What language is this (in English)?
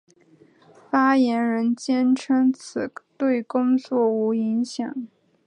Chinese